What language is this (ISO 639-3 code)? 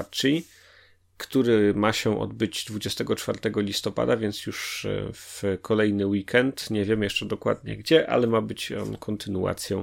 pol